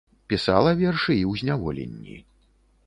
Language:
Belarusian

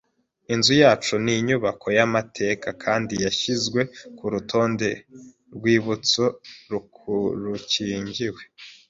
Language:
Kinyarwanda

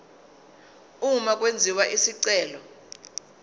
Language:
Zulu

